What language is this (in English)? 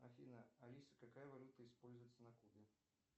Russian